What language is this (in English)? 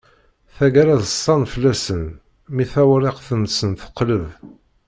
Kabyle